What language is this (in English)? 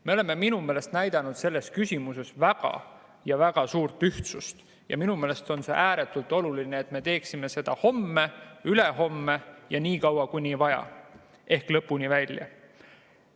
Estonian